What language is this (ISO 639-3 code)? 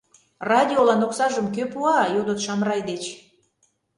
chm